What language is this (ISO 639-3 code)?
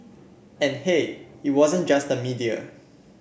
eng